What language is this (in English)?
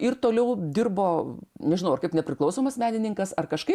Lithuanian